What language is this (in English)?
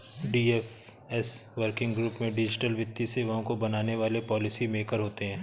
Hindi